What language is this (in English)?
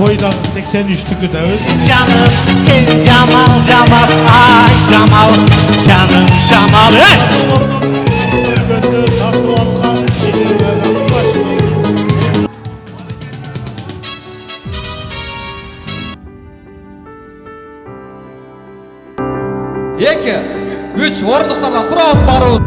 Turkish